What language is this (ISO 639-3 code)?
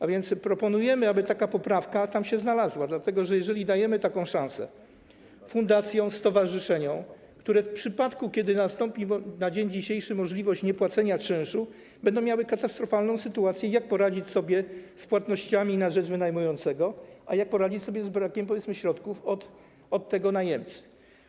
pol